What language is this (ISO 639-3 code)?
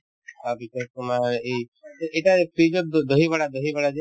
asm